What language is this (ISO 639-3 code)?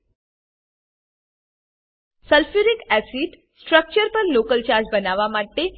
guj